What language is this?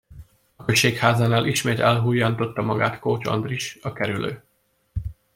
Hungarian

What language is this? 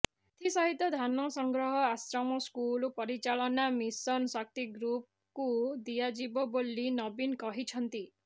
Odia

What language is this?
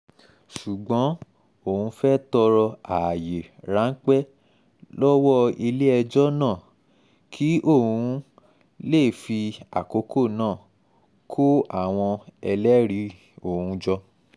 Yoruba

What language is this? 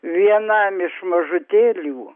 Lithuanian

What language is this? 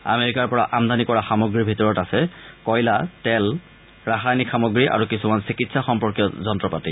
Assamese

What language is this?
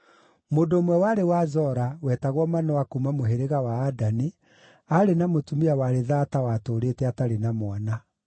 Kikuyu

